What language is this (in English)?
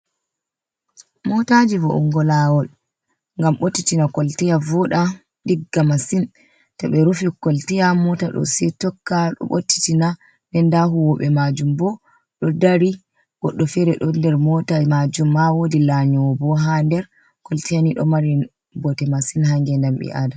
Fula